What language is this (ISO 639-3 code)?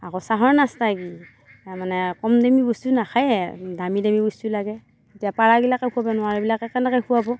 asm